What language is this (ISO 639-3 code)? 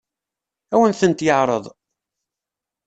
kab